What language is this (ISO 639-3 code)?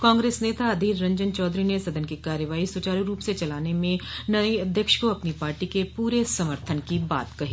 hin